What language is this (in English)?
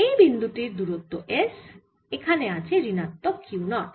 Bangla